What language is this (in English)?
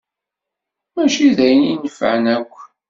Kabyle